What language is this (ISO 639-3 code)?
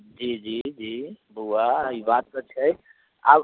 mai